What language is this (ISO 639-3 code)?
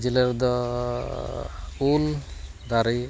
sat